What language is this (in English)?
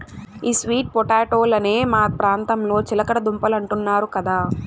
Telugu